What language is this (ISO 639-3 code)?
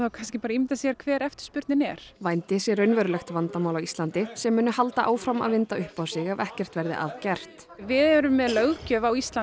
isl